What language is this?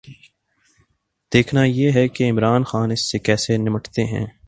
Urdu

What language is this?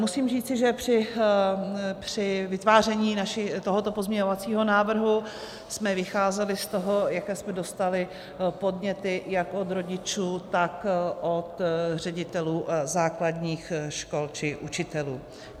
Czech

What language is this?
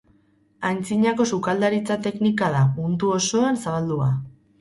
Basque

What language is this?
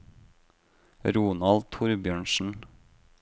Norwegian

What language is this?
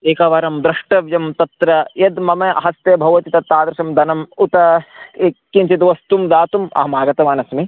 Sanskrit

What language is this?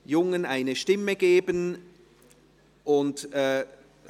Swiss German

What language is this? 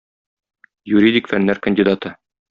Tatar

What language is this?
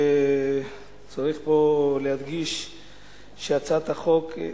Hebrew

